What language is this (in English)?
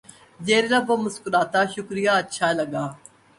Urdu